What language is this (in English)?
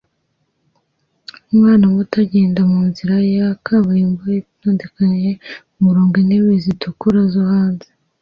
Kinyarwanda